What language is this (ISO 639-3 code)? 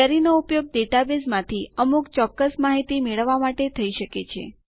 guj